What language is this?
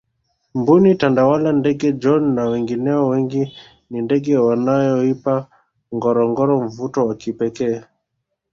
Swahili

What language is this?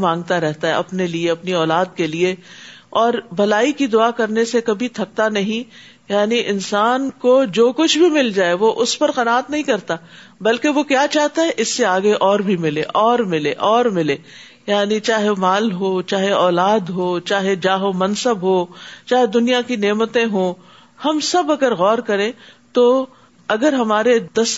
Urdu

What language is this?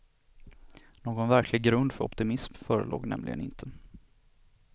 Swedish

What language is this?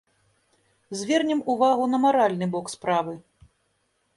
Belarusian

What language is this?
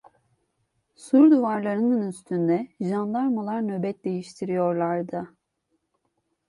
Turkish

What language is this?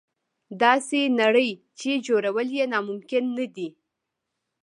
Pashto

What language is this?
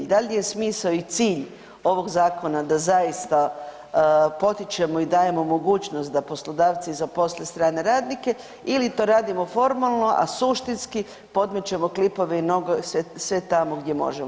Croatian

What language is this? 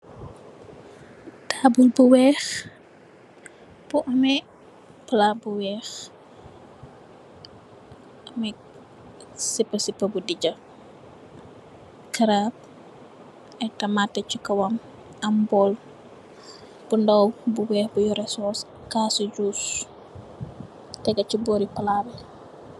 Wolof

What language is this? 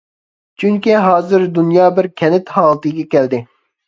Uyghur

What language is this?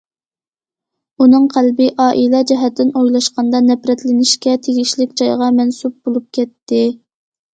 Uyghur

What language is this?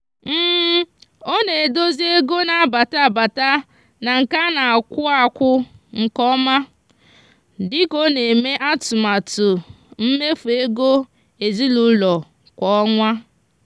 Igbo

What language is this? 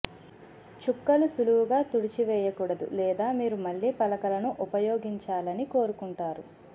Telugu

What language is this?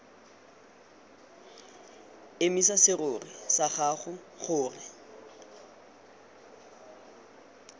Tswana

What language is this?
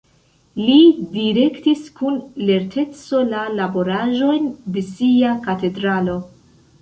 Esperanto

